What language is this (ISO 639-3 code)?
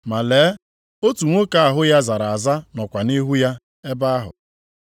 ibo